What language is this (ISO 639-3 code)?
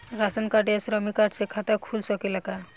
bho